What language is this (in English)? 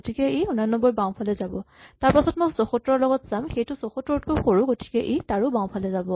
Assamese